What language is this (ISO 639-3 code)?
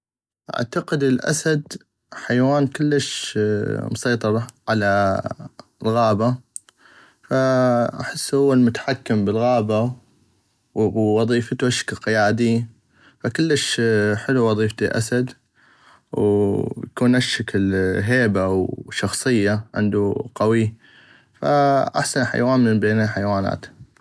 ayp